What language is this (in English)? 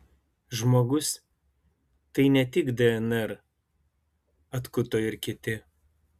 Lithuanian